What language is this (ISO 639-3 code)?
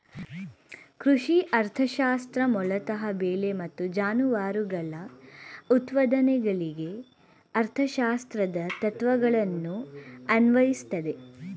kan